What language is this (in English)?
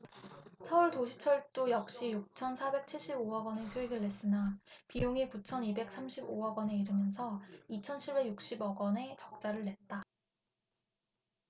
Korean